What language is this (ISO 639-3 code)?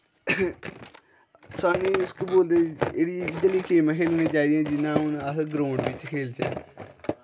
doi